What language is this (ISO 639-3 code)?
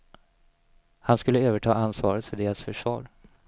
swe